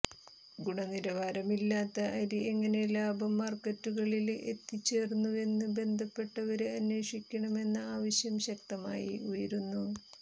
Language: Malayalam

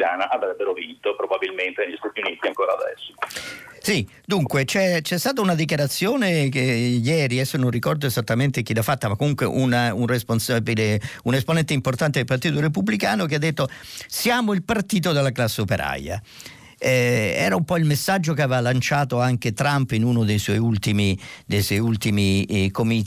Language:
Italian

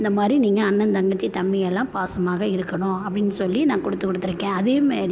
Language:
Tamil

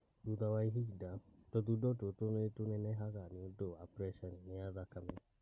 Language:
Kikuyu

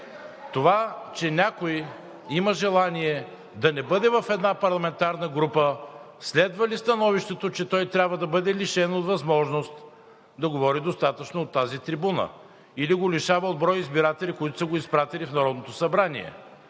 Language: Bulgarian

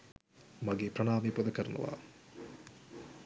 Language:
Sinhala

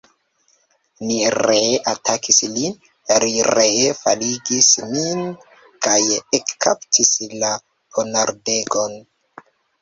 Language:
Esperanto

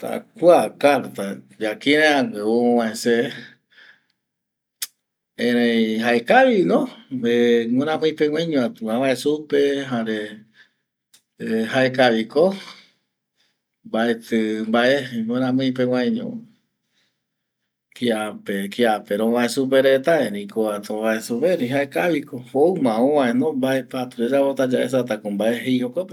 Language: Eastern Bolivian Guaraní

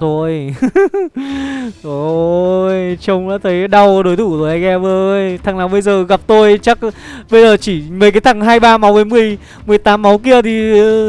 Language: Vietnamese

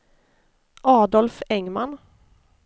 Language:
Swedish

